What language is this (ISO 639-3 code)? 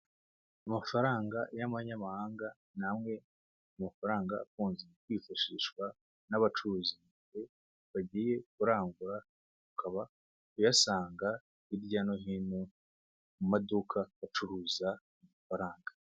kin